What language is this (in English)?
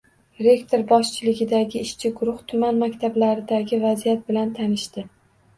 Uzbek